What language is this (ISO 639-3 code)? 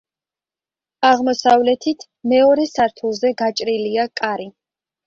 kat